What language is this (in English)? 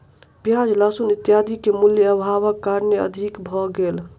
Maithili